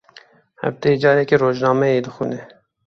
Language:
Kurdish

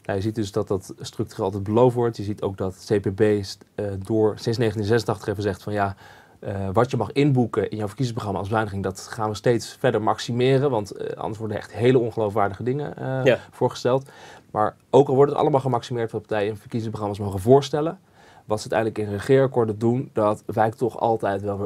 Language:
Dutch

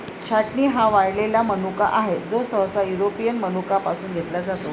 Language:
Marathi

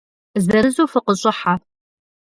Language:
Kabardian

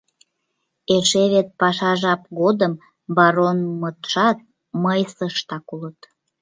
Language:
Mari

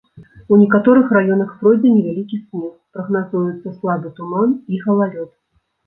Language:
Belarusian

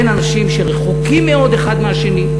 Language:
Hebrew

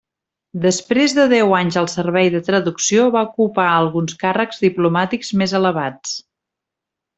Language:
Catalan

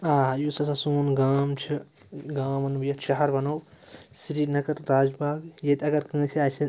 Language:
Kashmiri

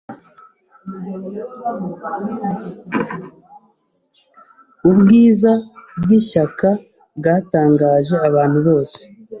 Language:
Kinyarwanda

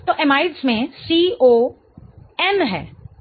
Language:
Hindi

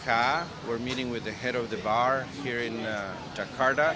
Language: Indonesian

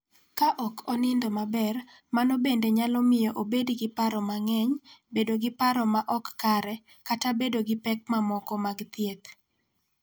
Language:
Luo (Kenya and Tanzania)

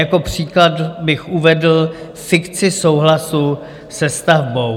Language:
Czech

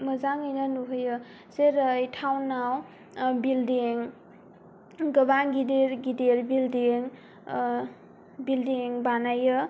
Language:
Bodo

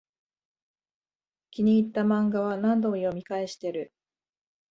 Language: Japanese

